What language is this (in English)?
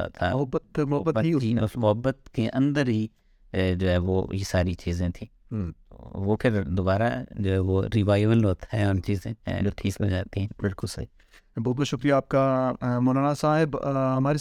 Urdu